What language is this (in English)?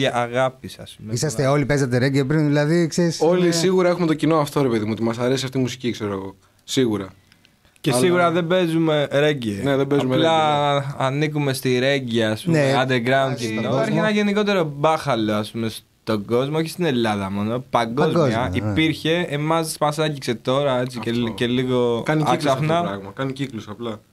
Greek